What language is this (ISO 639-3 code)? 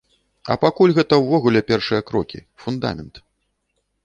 bel